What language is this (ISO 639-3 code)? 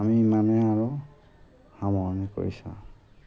asm